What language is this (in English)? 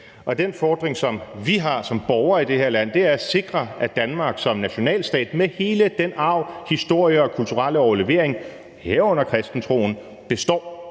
Danish